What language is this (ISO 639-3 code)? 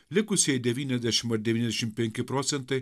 lit